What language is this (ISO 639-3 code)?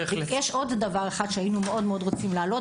heb